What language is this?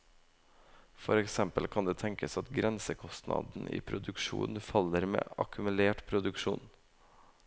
Norwegian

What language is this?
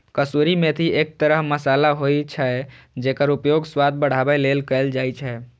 Maithili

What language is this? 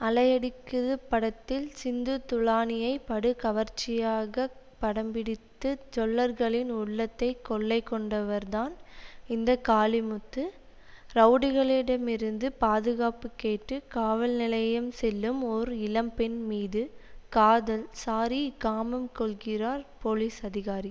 Tamil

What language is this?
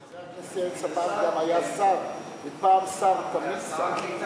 Hebrew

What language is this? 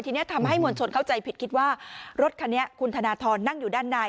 Thai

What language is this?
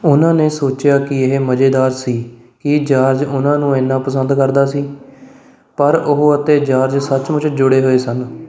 Punjabi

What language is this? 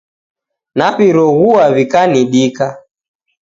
Taita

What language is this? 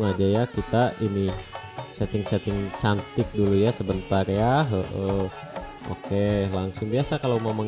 Indonesian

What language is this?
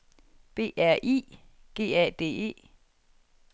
Danish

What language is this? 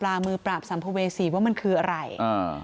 Thai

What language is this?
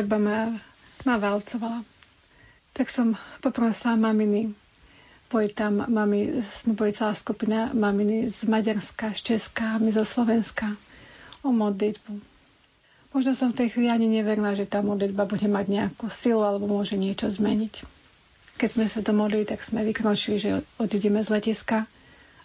Slovak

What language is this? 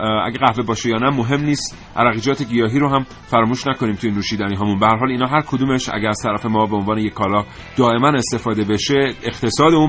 Persian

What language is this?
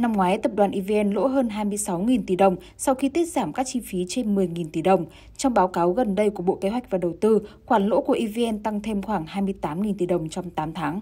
Vietnamese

